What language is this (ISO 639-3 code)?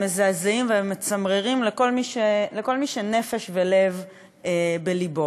heb